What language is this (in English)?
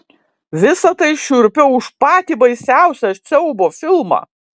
Lithuanian